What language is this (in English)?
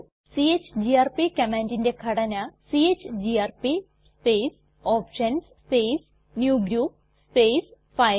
Malayalam